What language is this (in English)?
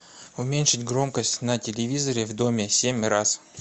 Russian